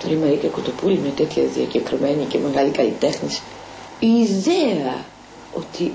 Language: Greek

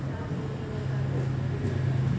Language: Kannada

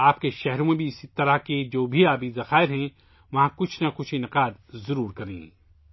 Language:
Urdu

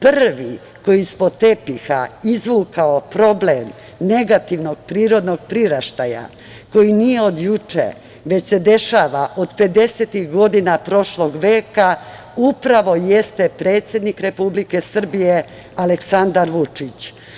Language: Serbian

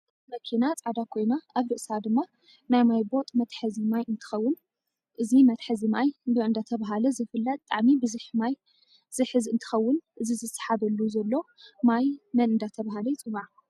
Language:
Tigrinya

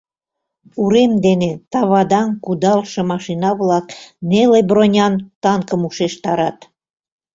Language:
Mari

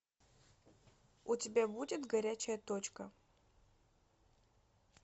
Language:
Russian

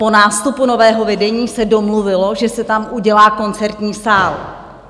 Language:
Czech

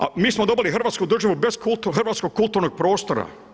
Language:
Croatian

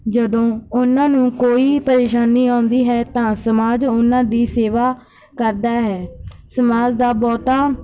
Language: Punjabi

